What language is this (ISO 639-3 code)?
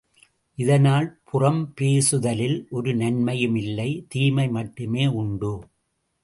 tam